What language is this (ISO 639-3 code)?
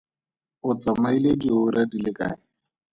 tsn